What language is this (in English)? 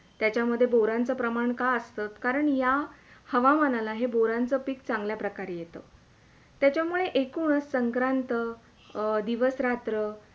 Marathi